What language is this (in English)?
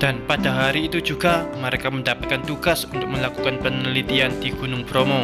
Indonesian